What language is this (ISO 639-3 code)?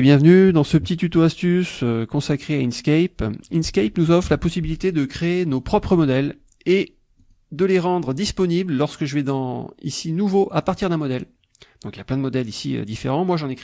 fra